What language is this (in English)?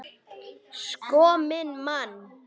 Icelandic